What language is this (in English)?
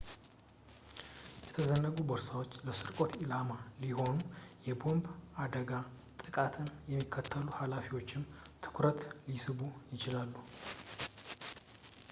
Amharic